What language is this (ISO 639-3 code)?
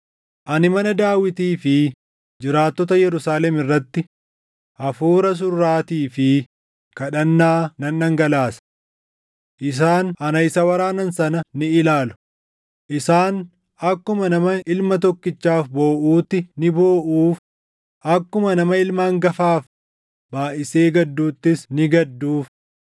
orm